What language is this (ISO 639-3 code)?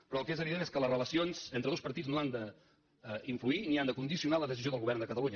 cat